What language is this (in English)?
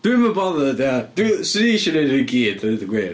Welsh